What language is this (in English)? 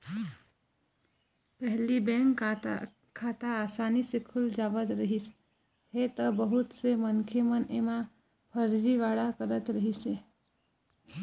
Chhattisgarhi